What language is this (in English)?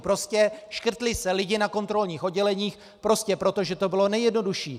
Czech